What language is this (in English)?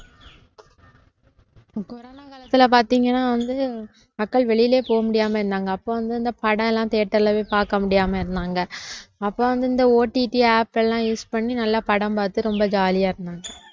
Tamil